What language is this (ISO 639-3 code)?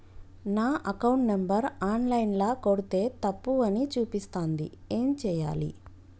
tel